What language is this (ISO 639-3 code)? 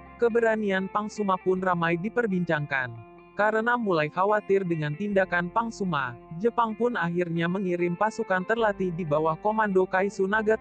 ind